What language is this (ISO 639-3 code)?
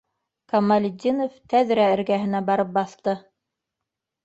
bak